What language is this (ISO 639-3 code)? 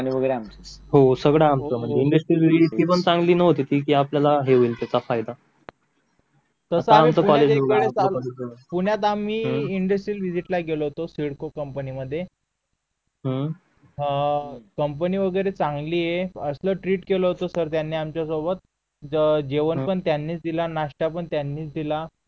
mar